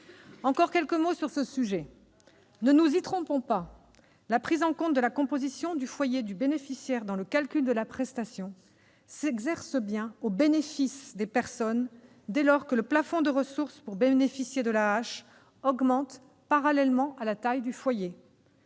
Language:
French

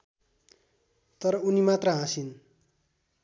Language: Nepali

